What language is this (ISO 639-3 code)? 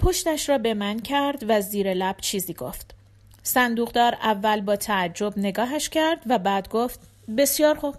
fas